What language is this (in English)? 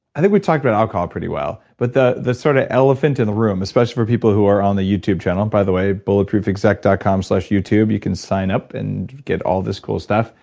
English